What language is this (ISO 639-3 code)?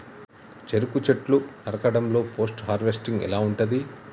tel